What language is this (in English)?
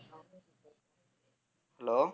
Tamil